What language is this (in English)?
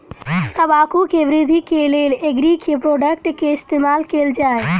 Maithili